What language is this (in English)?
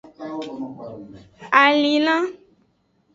Aja (Benin)